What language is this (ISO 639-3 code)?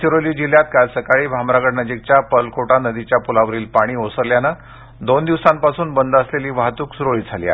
mar